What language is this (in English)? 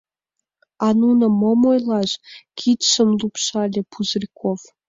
Mari